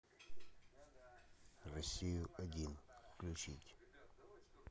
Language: Russian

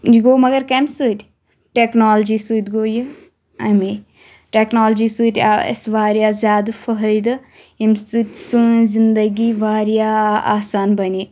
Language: Kashmiri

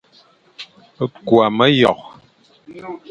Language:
Fang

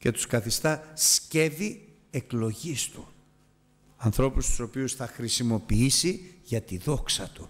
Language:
Greek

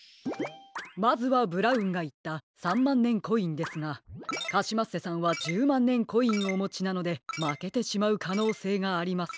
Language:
Japanese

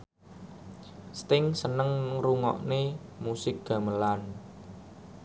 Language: Javanese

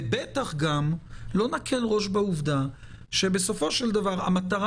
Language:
Hebrew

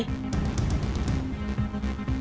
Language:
Vietnamese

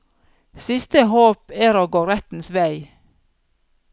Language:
Norwegian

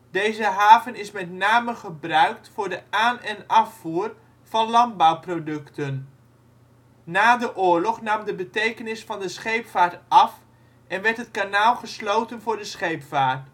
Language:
Dutch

